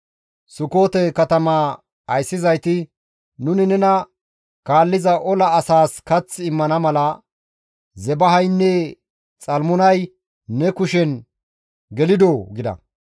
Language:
Gamo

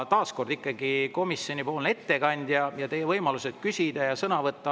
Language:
Estonian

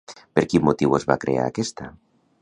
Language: Catalan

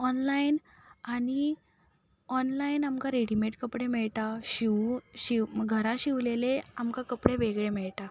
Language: Konkani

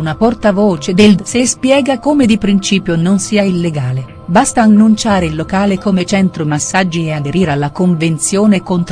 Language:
Italian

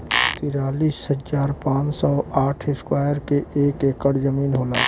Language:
Bhojpuri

